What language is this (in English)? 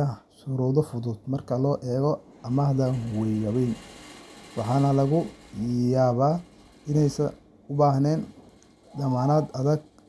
Somali